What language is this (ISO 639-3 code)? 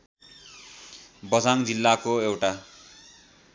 nep